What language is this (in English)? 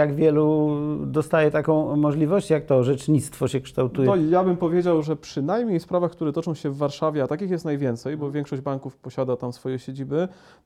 Polish